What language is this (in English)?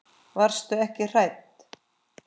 Icelandic